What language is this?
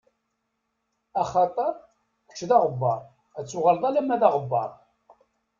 Kabyle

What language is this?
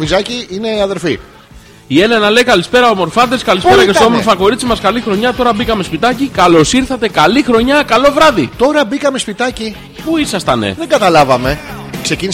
Greek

